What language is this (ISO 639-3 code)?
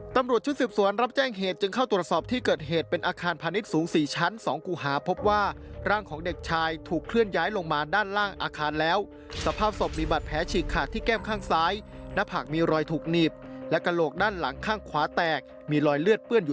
tha